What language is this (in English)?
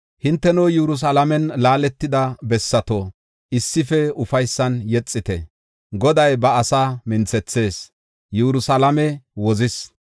Gofa